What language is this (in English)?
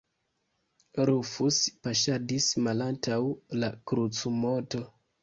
Esperanto